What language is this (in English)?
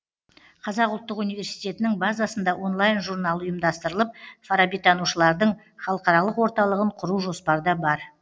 Kazakh